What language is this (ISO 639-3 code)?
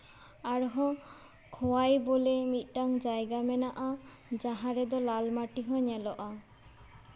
sat